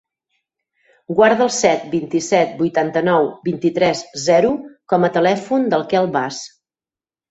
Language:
Catalan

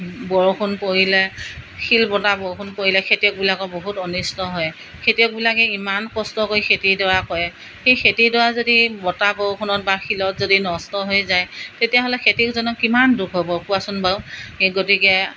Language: Assamese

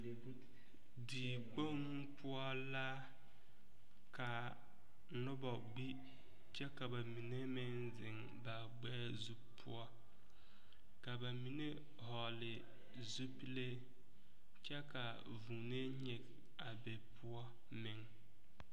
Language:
Southern Dagaare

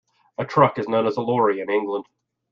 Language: English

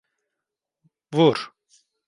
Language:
Turkish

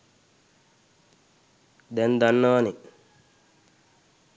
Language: Sinhala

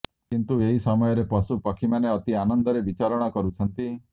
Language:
Odia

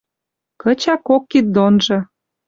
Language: Western Mari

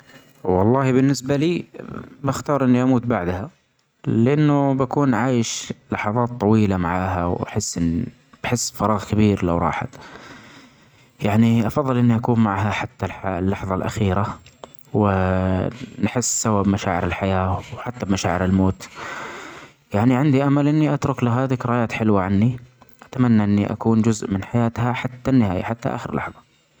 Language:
Omani Arabic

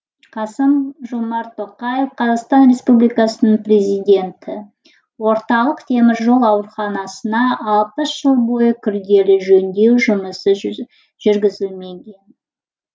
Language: Kazakh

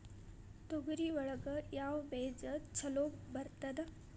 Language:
Kannada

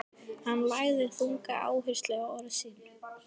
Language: Icelandic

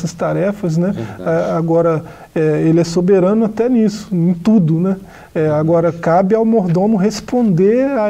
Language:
Portuguese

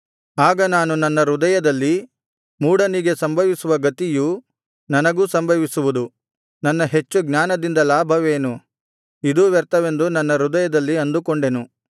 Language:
Kannada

